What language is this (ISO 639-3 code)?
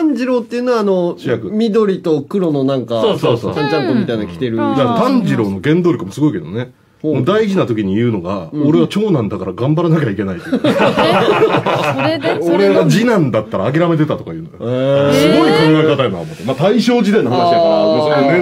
jpn